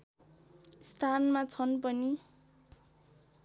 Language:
Nepali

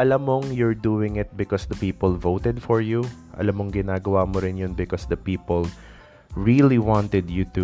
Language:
Filipino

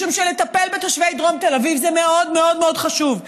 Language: Hebrew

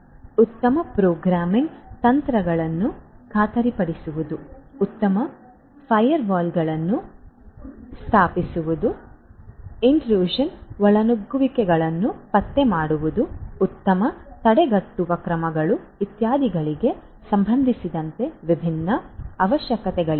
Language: Kannada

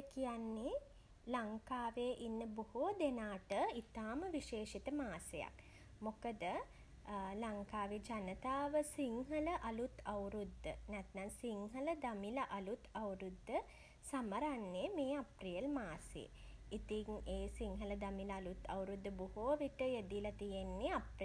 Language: Sinhala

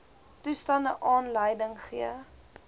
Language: Afrikaans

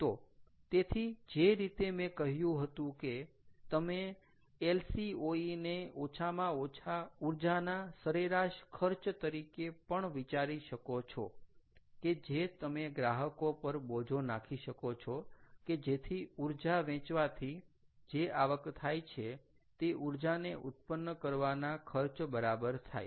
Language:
Gujarati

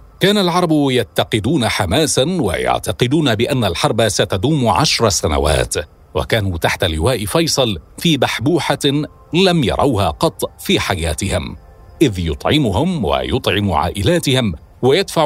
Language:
Arabic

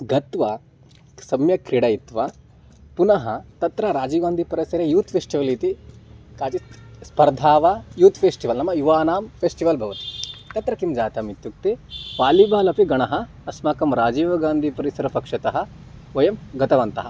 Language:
Sanskrit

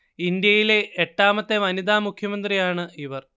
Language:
Malayalam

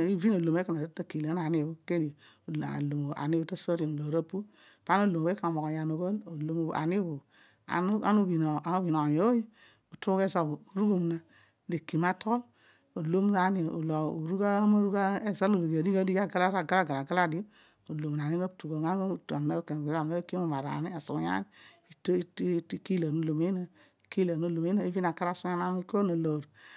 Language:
Odual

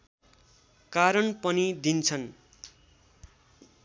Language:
Nepali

